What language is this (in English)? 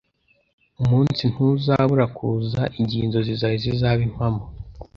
Kinyarwanda